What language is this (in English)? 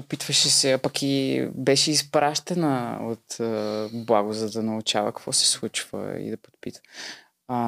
Bulgarian